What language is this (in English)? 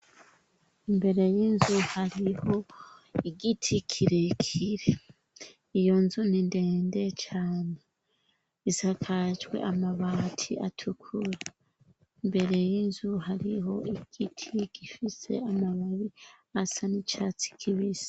Rundi